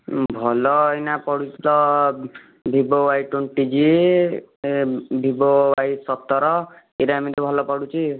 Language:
Odia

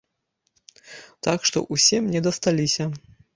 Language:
Belarusian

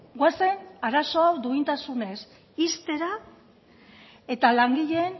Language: Basque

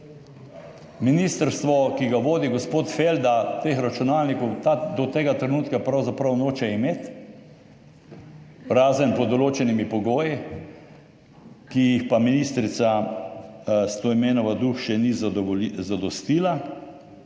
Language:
Slovenian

